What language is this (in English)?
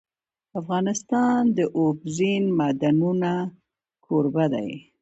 Pashto